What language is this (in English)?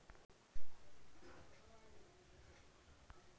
Hindi